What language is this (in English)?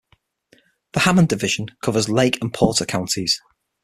English